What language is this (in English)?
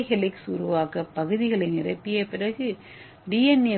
Tamil